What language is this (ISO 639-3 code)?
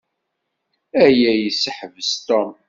kab